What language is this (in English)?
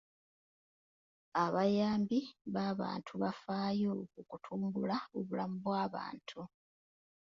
Ganda